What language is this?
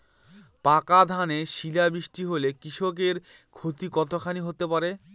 Bangla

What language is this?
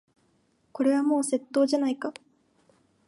Japanese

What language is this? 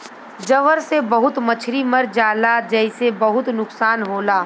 Bhojpuri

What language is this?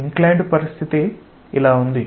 Telugu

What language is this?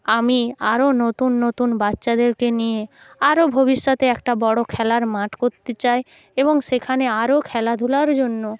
Bangla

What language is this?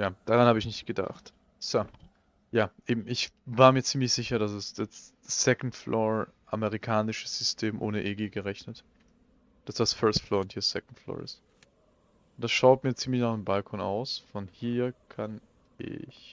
German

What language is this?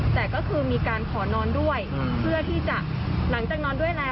Thai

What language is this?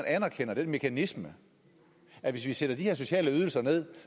Danish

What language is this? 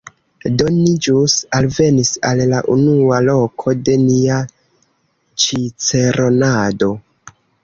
Esperanto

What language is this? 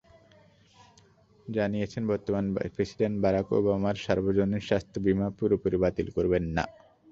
Bangla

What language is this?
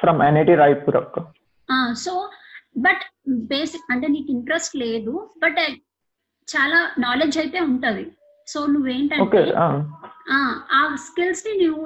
Telugu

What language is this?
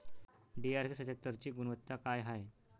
Marathi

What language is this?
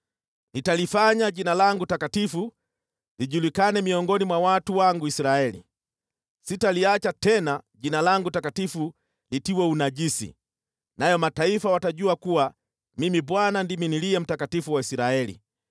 Swahili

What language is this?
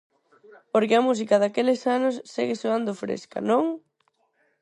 Galician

